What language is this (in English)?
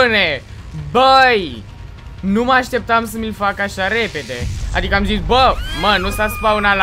Romanian